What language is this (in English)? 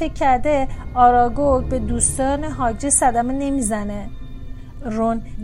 Persian